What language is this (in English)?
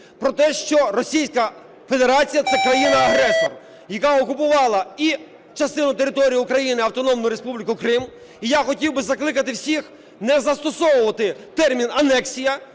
Ukrainian